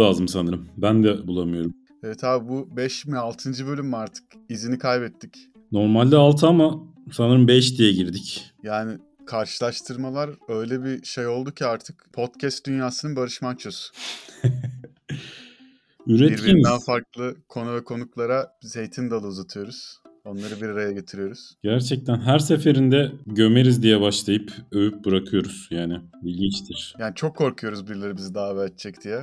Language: Turkish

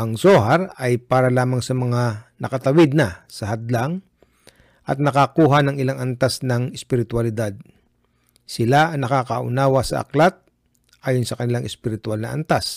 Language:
Filipino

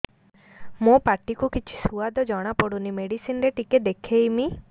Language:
Odia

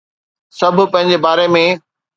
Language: Sindhi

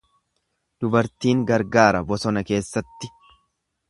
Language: Oromo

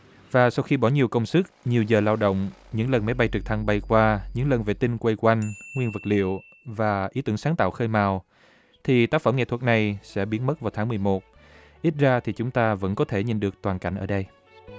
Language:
Vietnamese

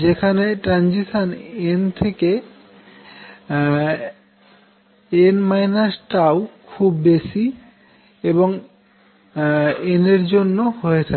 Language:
Bangla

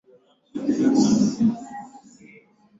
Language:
Swahili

